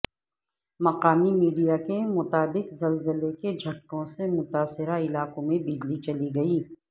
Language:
Urdu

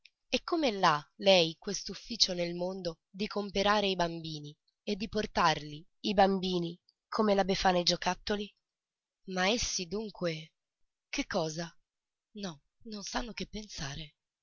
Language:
Italian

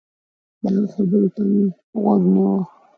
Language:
Pashto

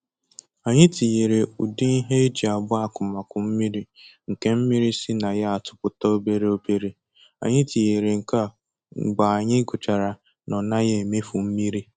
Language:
Igbo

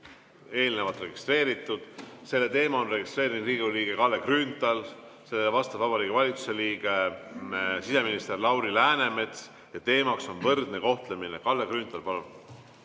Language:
Estonian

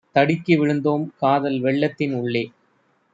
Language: Tamil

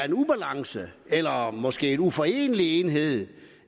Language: Danish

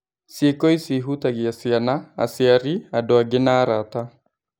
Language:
Kikuyu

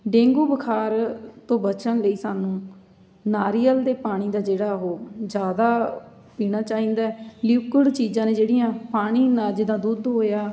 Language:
Punjabi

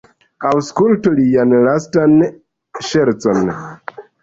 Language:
Esperanto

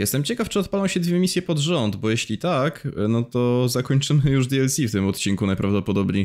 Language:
Polish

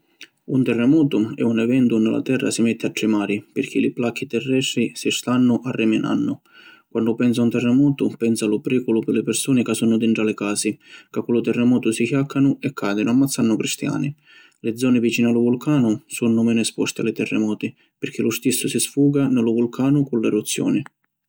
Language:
Sicilian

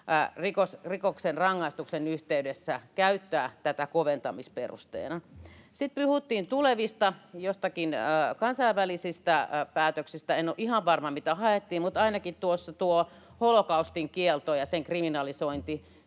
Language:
Finnish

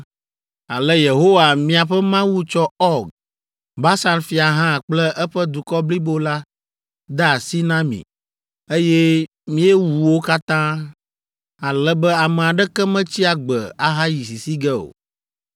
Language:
Ewe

